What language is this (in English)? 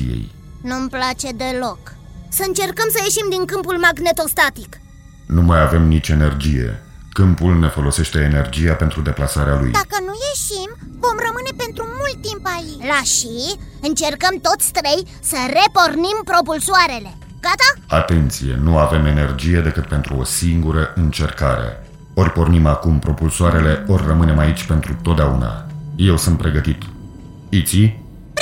Romanian